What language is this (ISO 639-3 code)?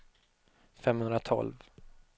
swe